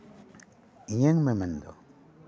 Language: Santali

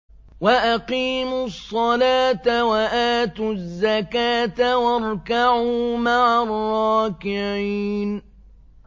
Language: Arabic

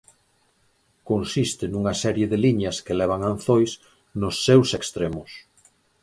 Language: Galician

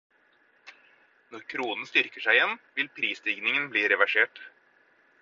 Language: Norwegian Bokmål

